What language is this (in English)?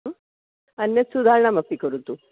Sanskrit